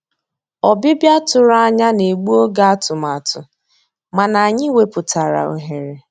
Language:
Igbo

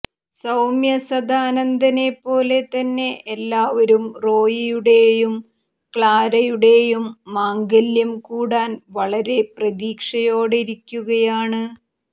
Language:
Malayalam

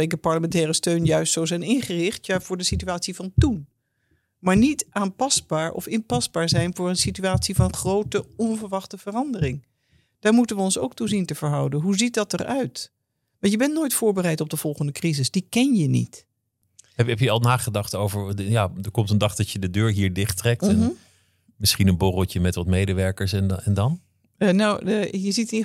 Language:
Dutch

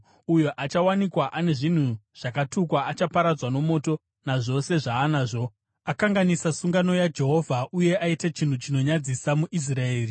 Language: Shona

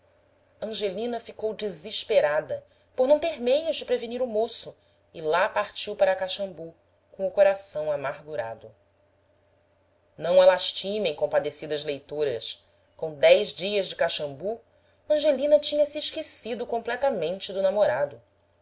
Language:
Portuguese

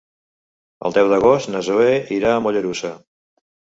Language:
Catalan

